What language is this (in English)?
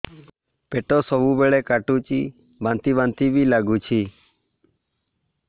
Odia